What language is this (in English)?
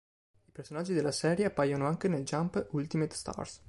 Italian